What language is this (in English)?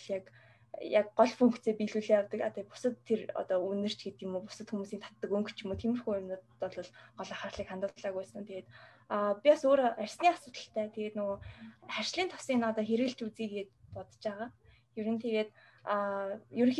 Russian